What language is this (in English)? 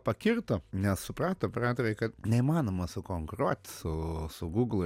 Lithuanian